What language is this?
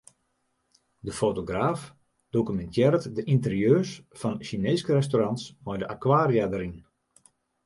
Western Frisian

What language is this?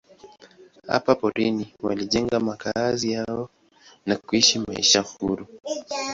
Swahili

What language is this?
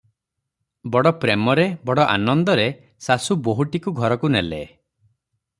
Odia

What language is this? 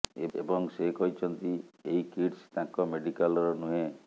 Odia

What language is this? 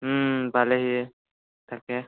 Assamese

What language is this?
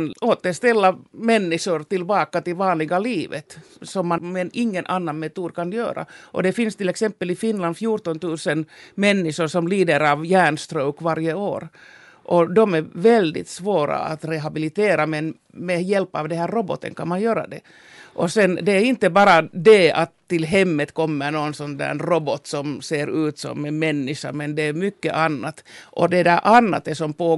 Swedish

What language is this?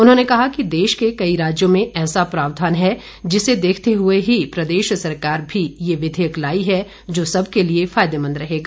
Hindi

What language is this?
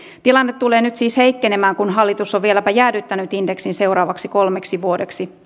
Finnish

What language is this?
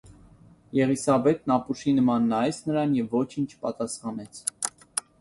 Armenian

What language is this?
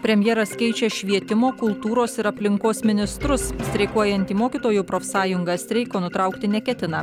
Lithuanian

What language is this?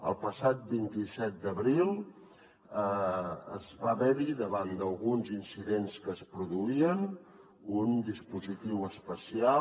Catalan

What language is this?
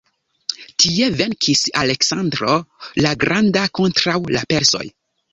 Esperanto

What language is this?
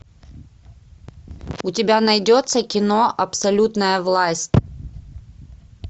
Russian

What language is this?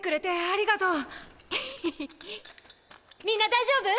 Japanese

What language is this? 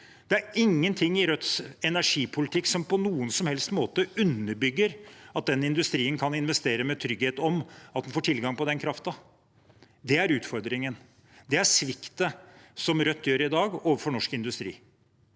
Norwegian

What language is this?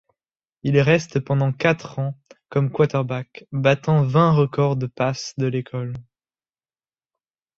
French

